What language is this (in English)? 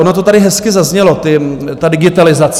Czech